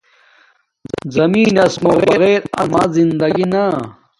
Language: Domaaki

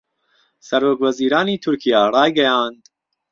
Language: Central Kurdish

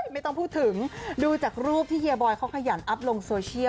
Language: Thai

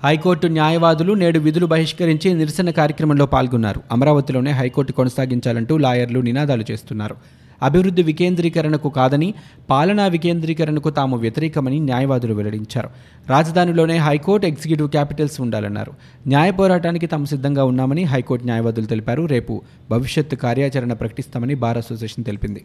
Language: Telugu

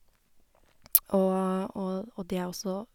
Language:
Norwegian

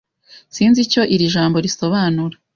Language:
Kinyarwanda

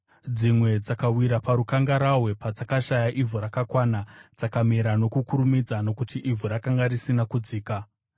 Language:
Shona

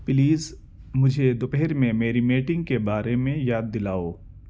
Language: Urdu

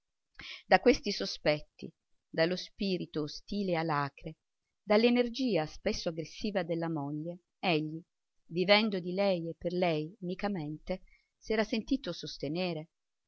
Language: Italian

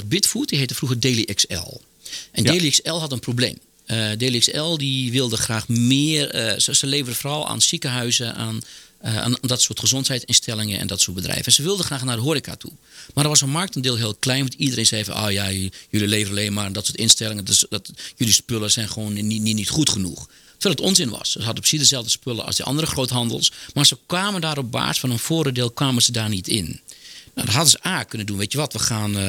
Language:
Dutch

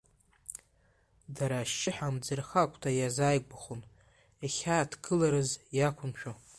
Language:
Abkhazian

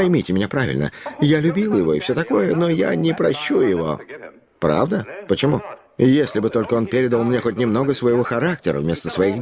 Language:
Russian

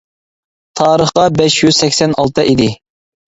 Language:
Uyghur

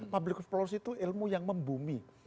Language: Indonesian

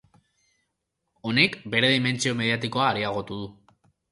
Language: Basque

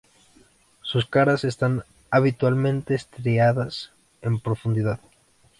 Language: Spanish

